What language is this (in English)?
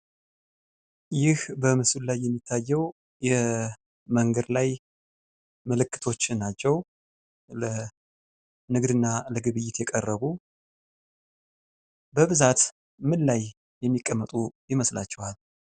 Amharic